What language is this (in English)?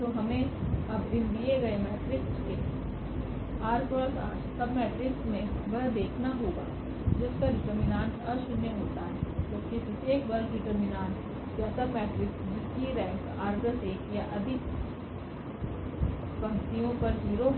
Hindi